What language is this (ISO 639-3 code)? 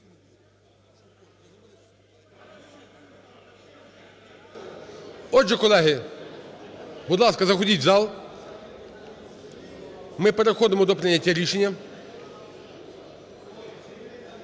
ukr